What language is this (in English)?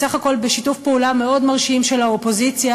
Hebrew